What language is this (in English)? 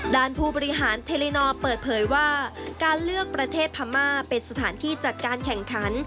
Thai